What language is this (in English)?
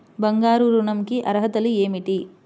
Telugu